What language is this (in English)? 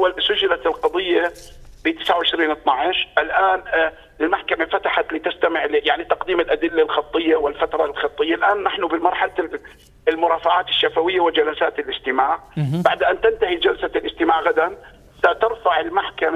Arabic